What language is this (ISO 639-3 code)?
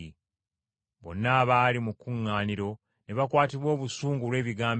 lug